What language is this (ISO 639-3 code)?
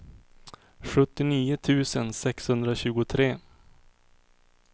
swe